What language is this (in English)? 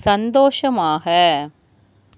Tamil